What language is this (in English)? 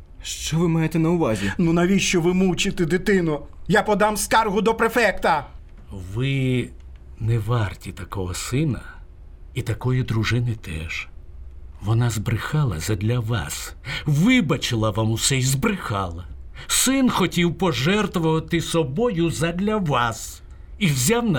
Ukrainian